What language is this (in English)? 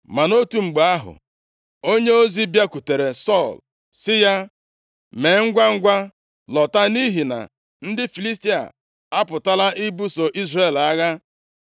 Igbo